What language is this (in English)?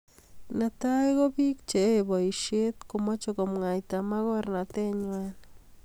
Kalenjin